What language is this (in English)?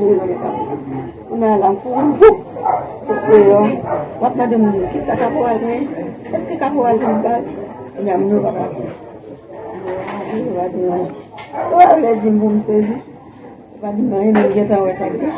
French